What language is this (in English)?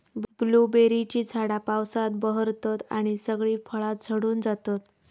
Marathi